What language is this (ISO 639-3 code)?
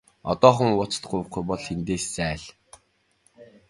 mon